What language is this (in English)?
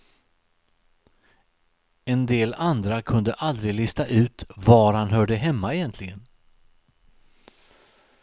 Swedish